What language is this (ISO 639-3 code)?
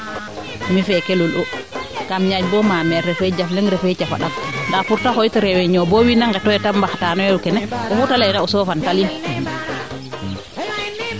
srr